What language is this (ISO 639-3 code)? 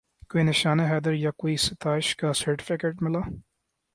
urd